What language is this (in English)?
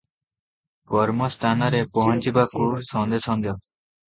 Odia